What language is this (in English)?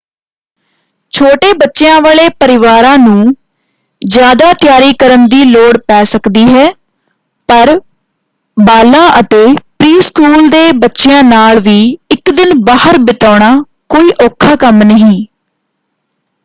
Punjabi